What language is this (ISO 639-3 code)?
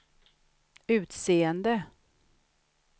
swe